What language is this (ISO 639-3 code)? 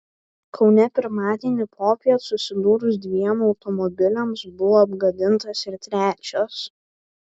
lit